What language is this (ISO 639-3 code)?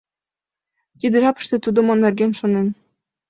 chm